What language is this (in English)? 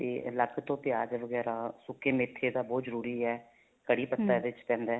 Punjabi